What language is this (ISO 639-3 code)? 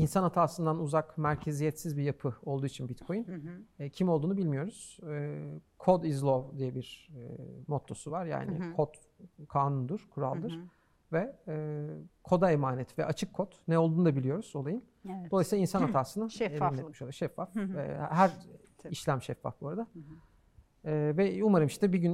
tur